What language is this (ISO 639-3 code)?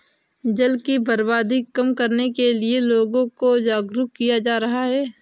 hin